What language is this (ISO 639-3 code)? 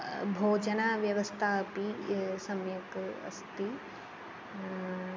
san